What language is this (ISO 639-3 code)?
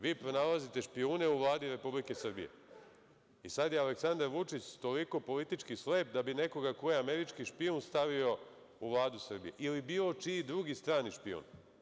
srp